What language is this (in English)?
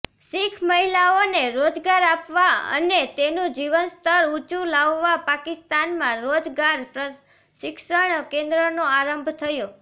Gujarati